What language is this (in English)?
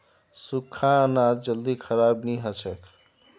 Magahi